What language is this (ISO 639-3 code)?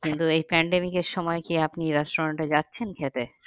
ben